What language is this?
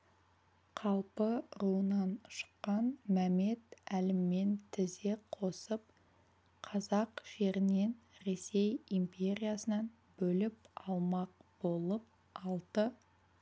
Kazakh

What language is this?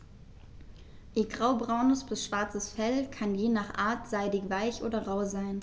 German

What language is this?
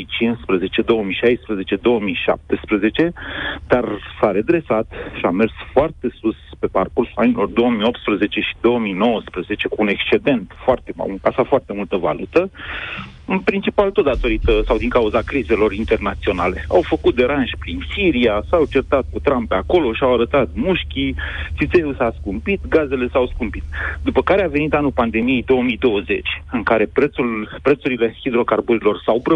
Romanian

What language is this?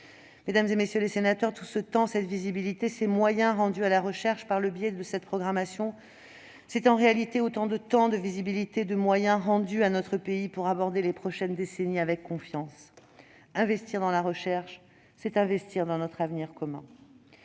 French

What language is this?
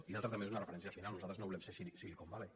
Catalan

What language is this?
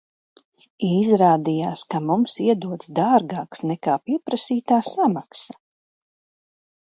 Latvian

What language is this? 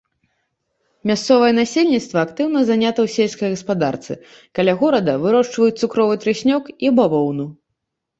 Belarusian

